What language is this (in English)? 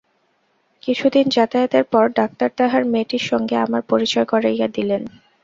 Bangla